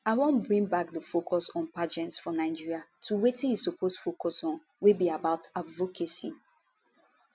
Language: Nigerian Pidgin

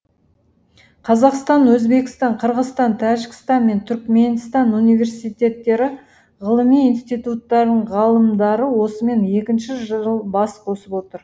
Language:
Kazakh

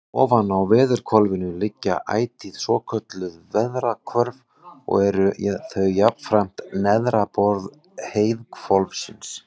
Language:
Icelandic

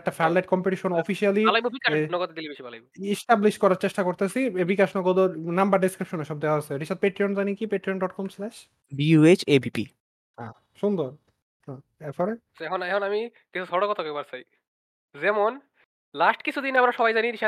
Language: Bangla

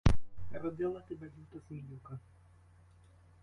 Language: Ukrainian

